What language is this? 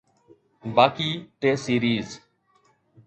Sindhi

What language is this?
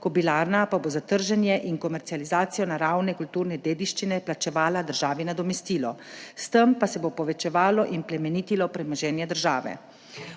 Slovenian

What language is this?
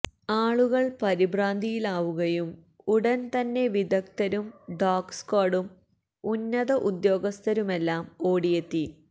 Malayalam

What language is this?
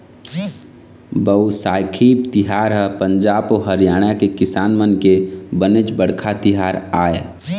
Chhattisgarhi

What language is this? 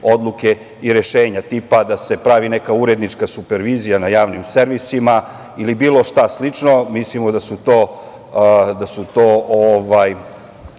Serbian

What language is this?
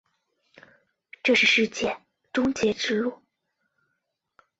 Chinese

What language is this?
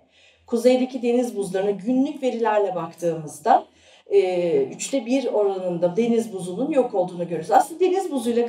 Turkish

